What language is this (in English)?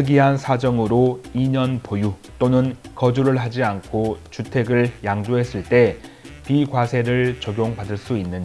Korean